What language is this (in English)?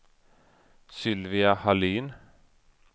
Swedish